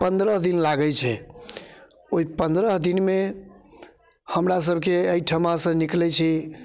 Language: Maithili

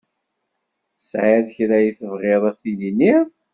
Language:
Kabyle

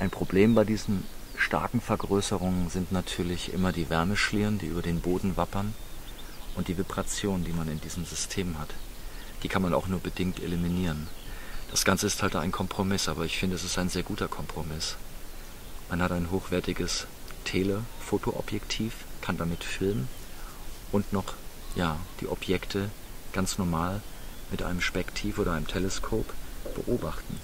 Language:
German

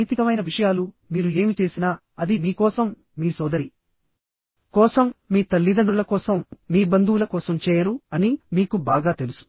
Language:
Telugu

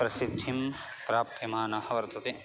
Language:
Sanskrit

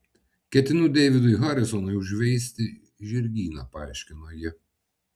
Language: Lithuanian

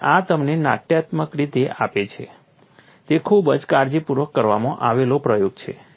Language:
Gujarati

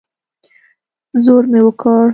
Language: Pashto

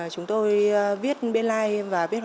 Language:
Vietnamese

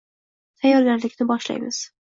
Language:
Uzbek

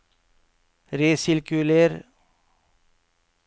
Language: Norwegian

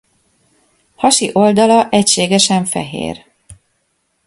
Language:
Hungarian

